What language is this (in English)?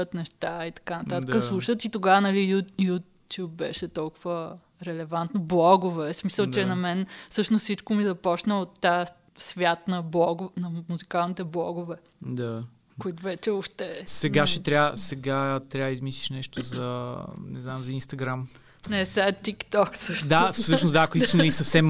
Bulgarian